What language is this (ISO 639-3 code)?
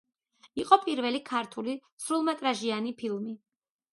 kat